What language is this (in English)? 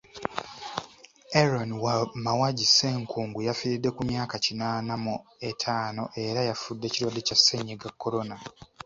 Ganda